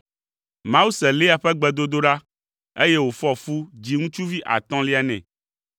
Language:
Ewe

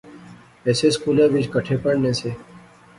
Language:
Pahari-Potwari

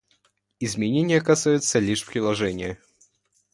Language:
Russian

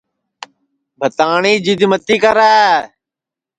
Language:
Sansi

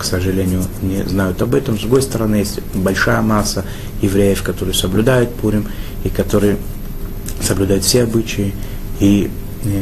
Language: Russian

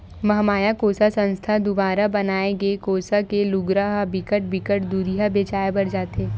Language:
Chhattisgarhi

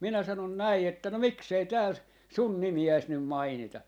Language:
Finnish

